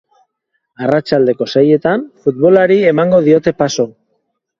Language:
Basque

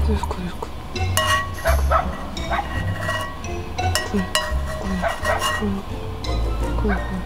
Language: Korean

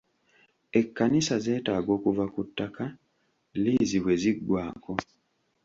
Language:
Ganda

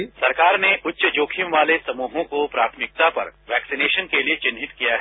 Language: Hindi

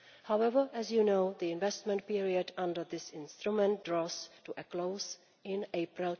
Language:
English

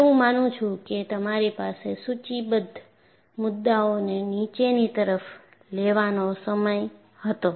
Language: Gujarati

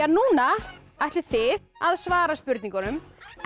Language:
Icelandic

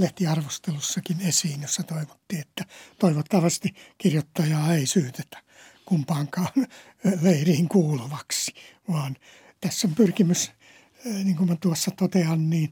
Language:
Finnish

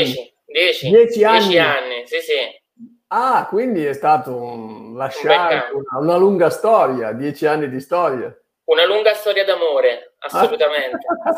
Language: Italian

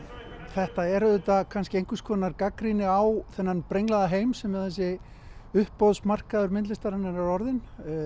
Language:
Icelandic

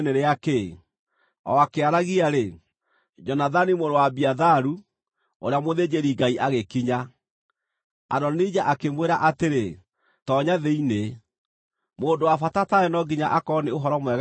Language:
Kikuyu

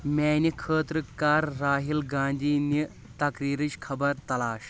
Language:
Kashmiri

